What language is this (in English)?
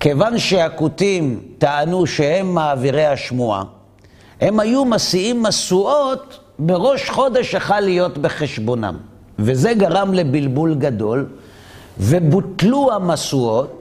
Hebrew